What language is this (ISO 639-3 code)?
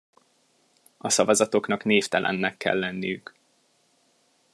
hun